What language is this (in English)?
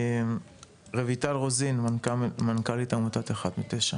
Hebrew